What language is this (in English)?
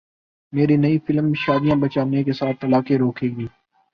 Urdu